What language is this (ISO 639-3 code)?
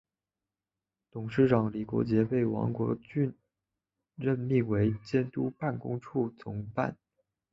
zho